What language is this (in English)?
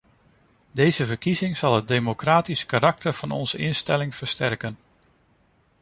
Dutch